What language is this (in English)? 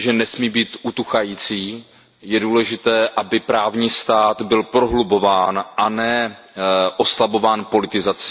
Czech